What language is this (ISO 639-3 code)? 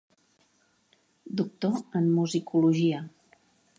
cat